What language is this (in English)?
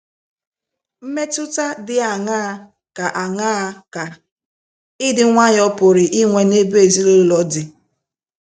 Igbo